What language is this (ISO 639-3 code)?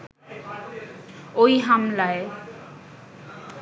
ben